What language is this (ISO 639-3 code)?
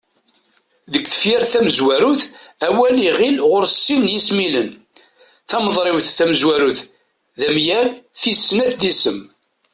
kab